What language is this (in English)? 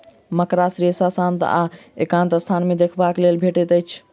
Maithili